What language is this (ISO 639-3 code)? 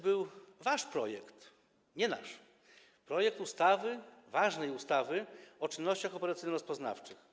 pol